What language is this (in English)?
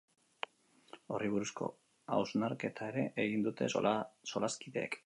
Basque